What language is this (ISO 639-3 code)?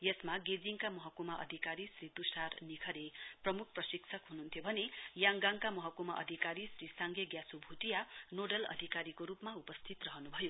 nep